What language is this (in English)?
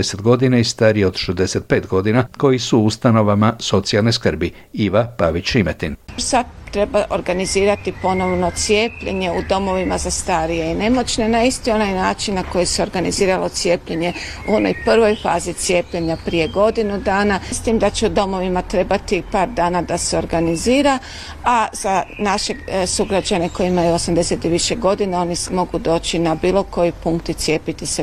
Croatian